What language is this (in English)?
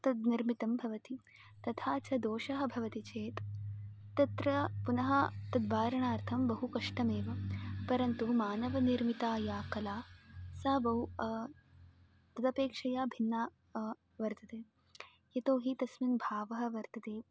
Sanskrit